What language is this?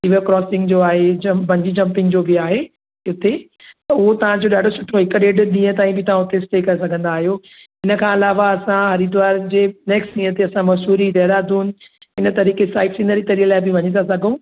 Sindhi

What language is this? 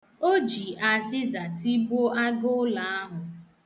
Igbo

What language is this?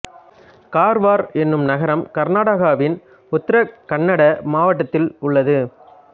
Tamil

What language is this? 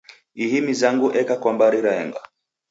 Taita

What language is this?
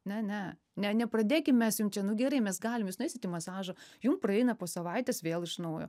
Lithuanian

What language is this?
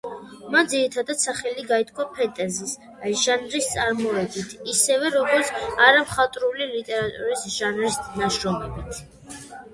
Georgian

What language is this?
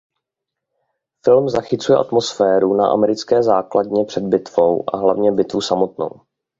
Czech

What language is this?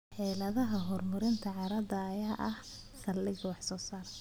Somali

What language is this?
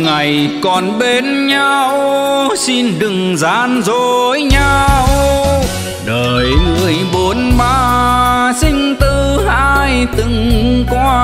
Vietnamese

